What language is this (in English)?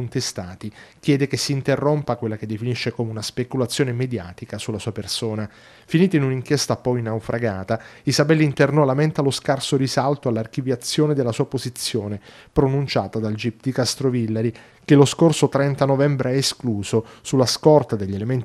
Italian